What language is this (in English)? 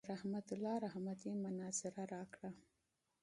Pashto